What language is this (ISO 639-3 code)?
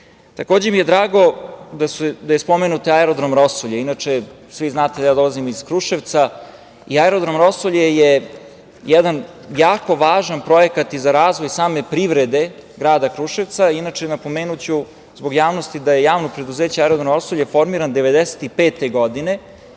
srp